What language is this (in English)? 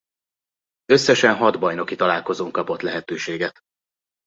Hungarian